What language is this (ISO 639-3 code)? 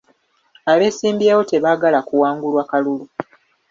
lug